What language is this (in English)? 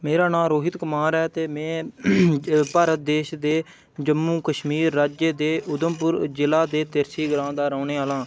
Dogri